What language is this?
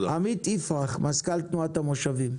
Hebrew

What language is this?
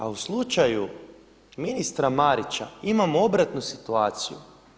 Croatian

